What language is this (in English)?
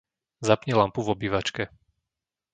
Slovak